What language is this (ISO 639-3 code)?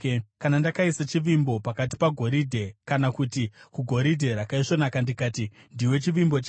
sna